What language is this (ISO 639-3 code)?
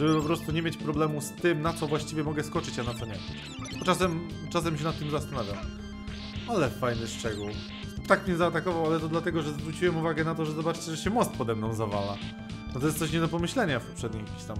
pol